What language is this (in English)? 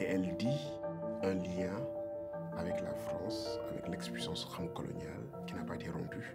French